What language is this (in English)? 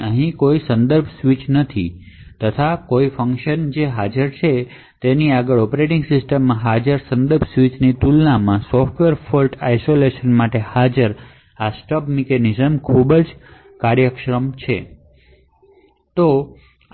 Gujarati